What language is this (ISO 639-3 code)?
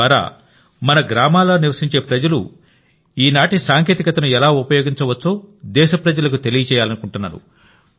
tel